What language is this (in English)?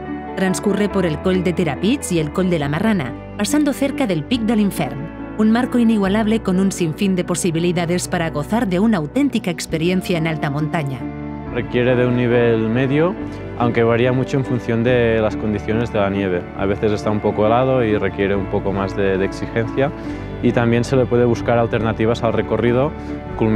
Spanish